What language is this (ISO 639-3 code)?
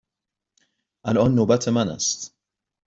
fas